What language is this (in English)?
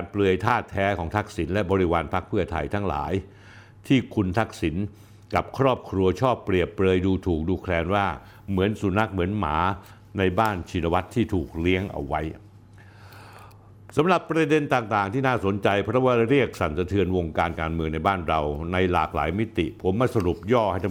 Thai